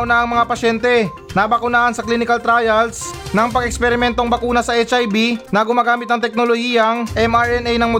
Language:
Filipino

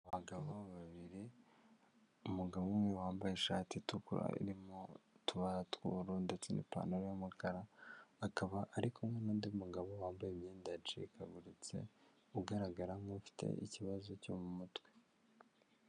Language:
Kinyarwanda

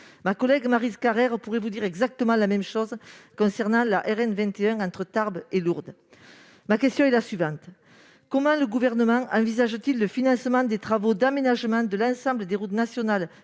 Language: French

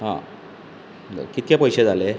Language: Konkani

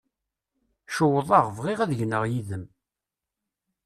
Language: Kabyle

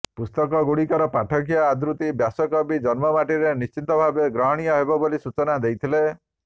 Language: Odia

